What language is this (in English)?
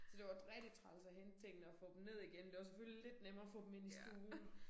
Danish